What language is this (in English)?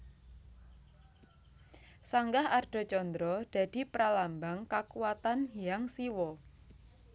Javanese